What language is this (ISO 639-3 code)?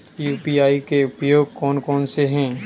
hin